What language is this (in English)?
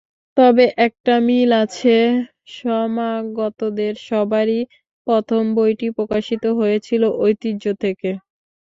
Bangla